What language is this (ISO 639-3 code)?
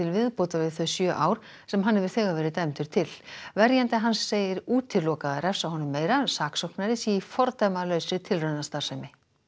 isl